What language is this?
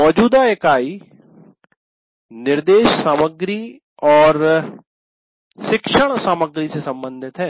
Hindi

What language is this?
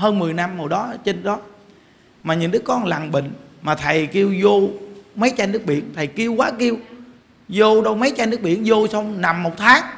Vietnamese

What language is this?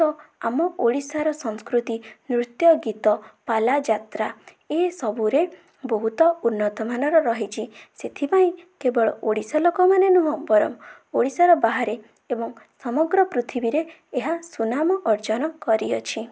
Odia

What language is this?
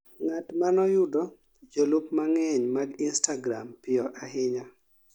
Luo (Kenya and Tanzania)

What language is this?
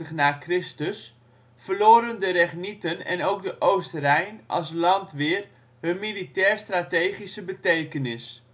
Dutch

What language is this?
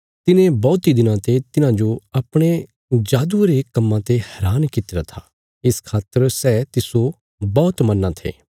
Bilaspuri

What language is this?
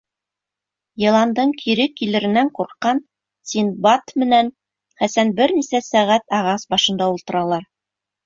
Bashkir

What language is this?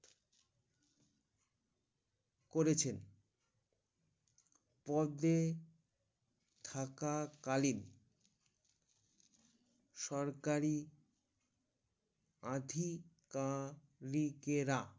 Bangla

